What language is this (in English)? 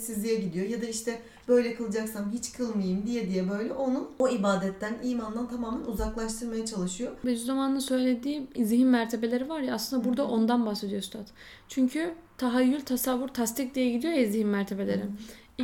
Turkish